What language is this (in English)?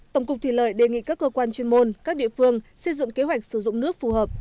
Vietnamese